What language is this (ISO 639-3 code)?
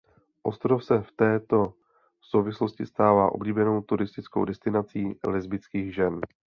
ces